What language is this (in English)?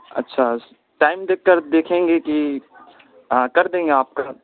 Urdu